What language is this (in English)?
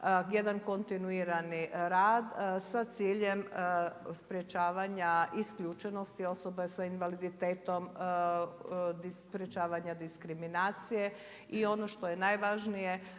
Croatian